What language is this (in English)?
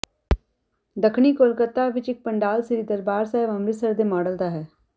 Punjabi